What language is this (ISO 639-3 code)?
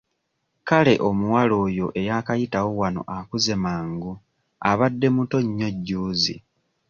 lug